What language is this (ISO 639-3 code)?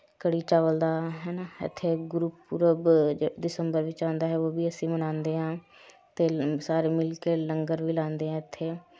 pan